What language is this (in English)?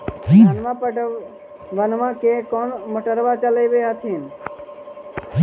Magahi